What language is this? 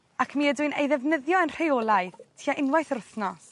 Welsh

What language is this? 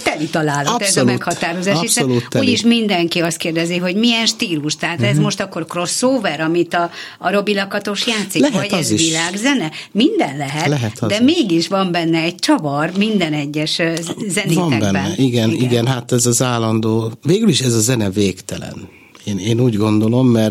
Hungarian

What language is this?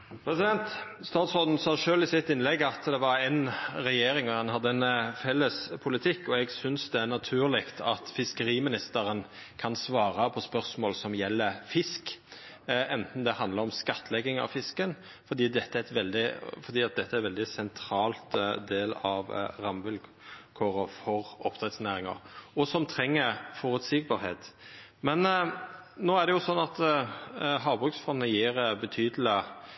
Norwegian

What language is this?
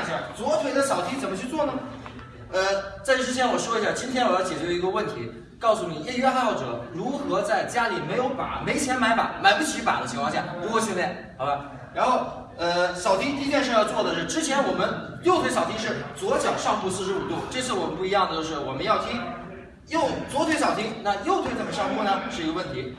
Chinese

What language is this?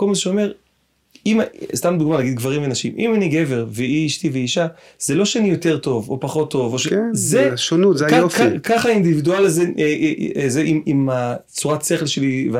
Hebrew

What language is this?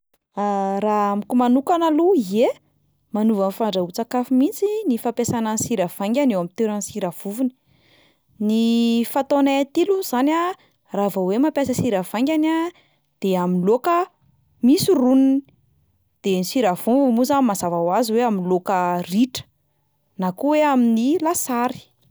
Malagasy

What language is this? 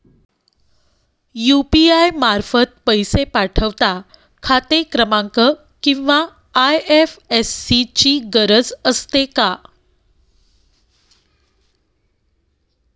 Marathi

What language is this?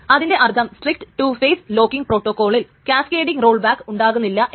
Malayalam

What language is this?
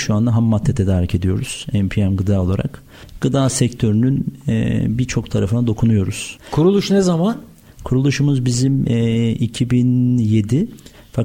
Turkish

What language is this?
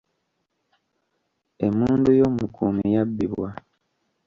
Ganda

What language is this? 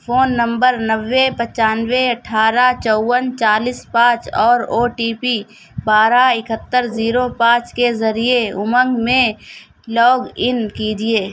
Urdu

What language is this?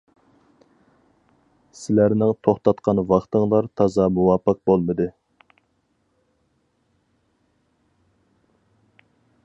Uyghur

